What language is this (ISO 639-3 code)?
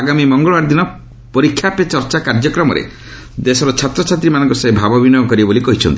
ori